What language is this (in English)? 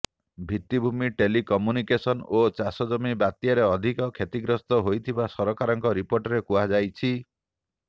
Odia